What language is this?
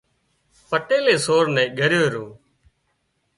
Wadiyara Koli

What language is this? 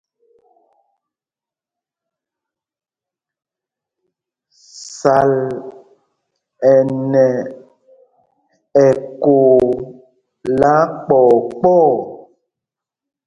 Mpumpong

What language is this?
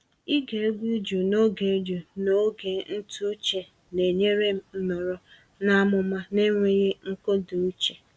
Igbo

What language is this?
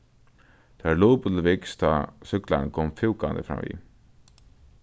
Faroese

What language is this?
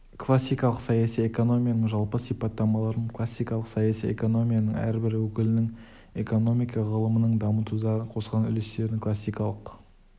Kazakh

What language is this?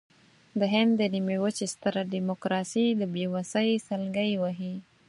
Pashto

